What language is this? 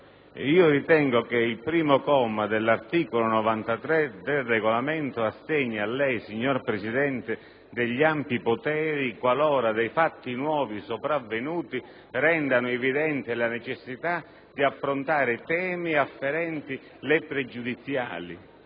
Italian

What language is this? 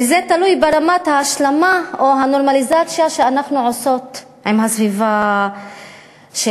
Hebrew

